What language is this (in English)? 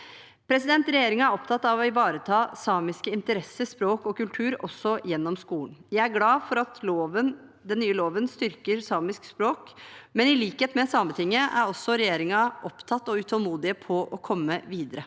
Norwegian